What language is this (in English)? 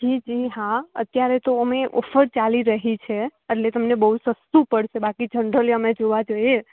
Gujarati